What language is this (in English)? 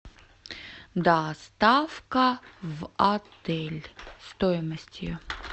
Russian